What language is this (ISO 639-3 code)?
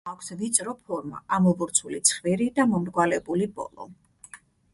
kat